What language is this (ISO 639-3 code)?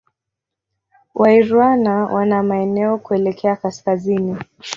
swa